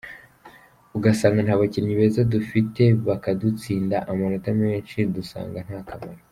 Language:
Kinyarwanda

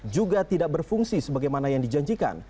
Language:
Indonesian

